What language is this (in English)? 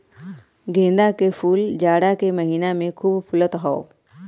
Bhojpuri